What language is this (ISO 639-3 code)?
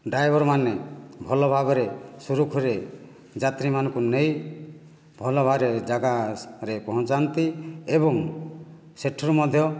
ori